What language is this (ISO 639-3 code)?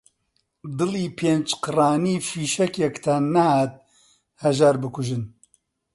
ckb